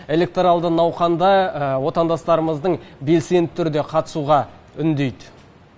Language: Kazakh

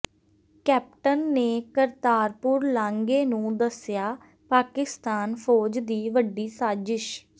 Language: Punjabi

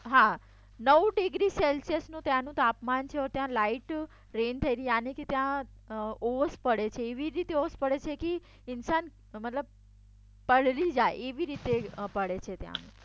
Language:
Gujarati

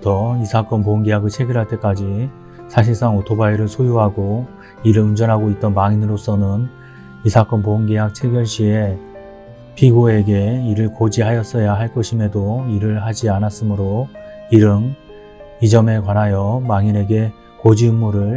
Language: Korean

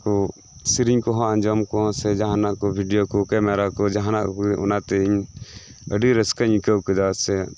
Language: Santali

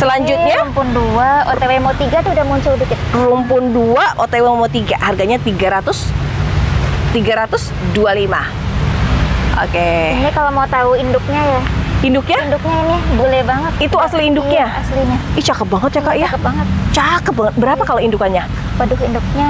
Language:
Indonesian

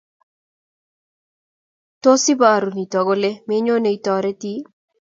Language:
Kalenjin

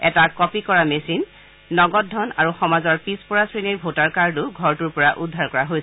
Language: Assamese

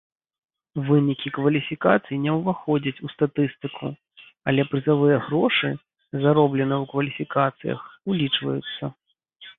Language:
Belarusian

